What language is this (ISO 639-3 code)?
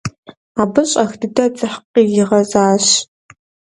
kbd